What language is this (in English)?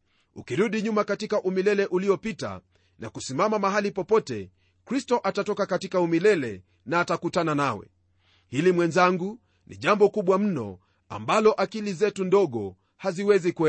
Swahili